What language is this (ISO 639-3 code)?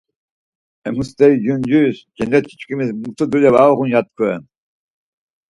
lzz